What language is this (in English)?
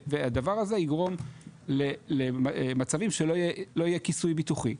Hebrew